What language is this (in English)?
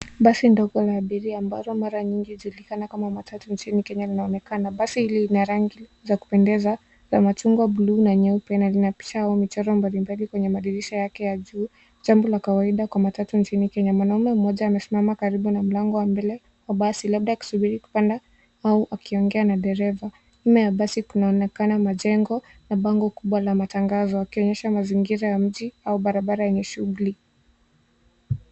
Swahili